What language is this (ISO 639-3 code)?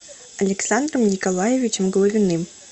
rus